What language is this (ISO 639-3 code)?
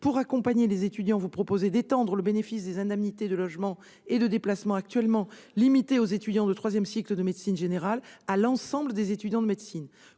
fra